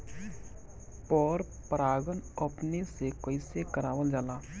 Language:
Bhojpuri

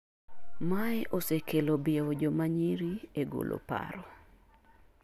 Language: Luo (Kenya and Tanzania)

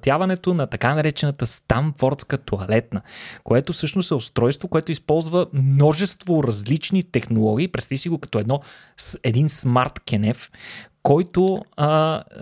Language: Bulgarian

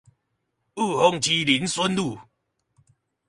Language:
Chinese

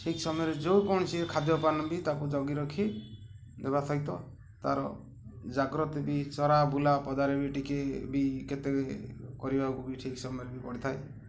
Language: Odia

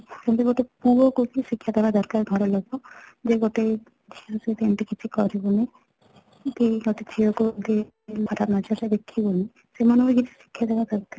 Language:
Odia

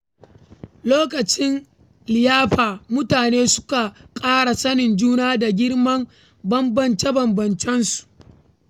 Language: Hausa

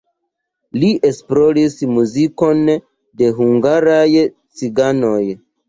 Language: Esperanto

